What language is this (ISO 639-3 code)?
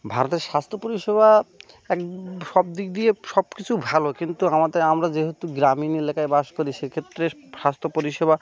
ben